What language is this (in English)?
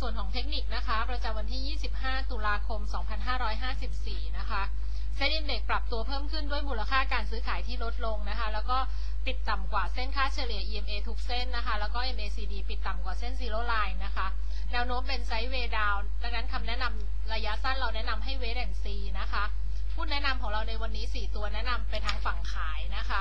Thai